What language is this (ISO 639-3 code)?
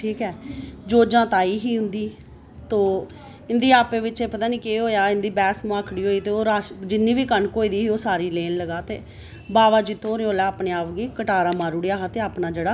doi